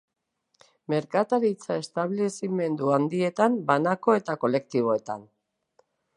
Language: Basque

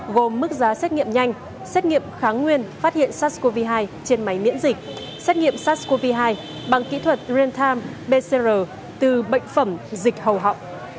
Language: Vietnamese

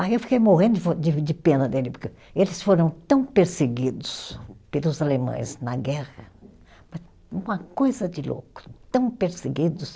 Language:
Portuguese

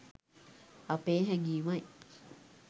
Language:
Sinhala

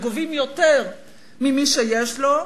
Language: Hebrew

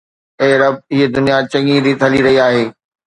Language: Sindhi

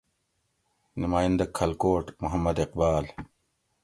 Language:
Gawri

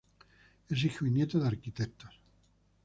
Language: Spanish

